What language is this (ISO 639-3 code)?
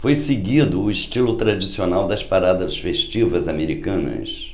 por